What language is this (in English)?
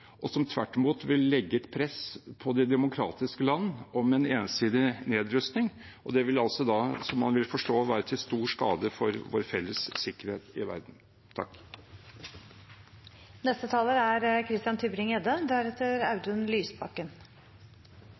Norwegian Bokmål